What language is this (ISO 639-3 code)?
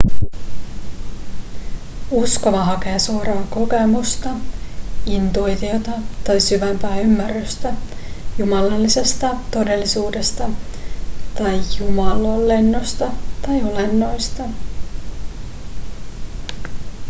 fin